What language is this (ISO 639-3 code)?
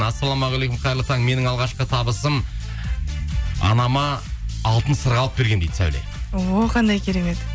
kaz